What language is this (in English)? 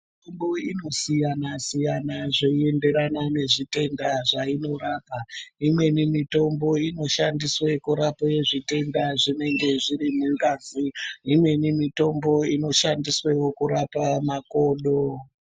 Ndau